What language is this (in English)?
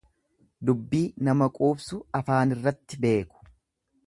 Oromo